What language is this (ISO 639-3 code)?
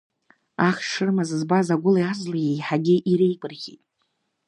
abk